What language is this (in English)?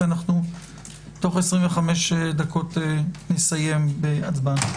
Hebrew